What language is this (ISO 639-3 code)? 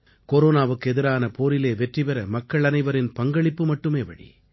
tam